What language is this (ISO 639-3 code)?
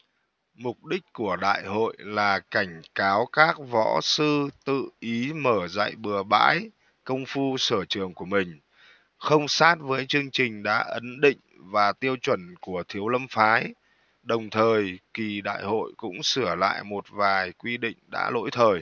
vie